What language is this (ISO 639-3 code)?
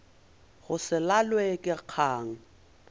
nso